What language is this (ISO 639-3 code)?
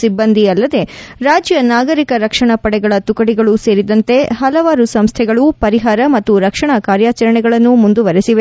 kan